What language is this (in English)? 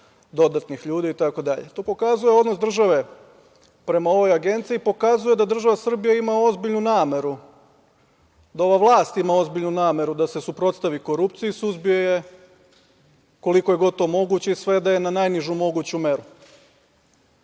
Serbian